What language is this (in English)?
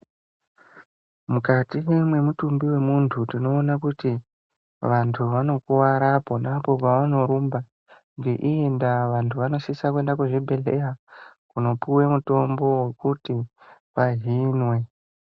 Ndau